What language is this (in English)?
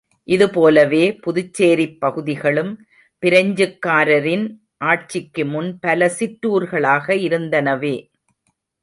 Tamil